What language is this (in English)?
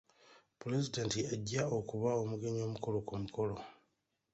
Ganda